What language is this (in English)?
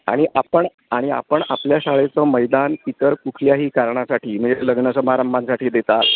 Marathi